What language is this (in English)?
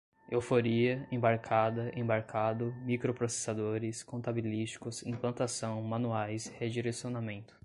Portuguese